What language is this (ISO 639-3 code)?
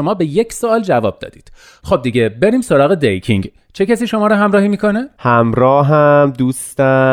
fas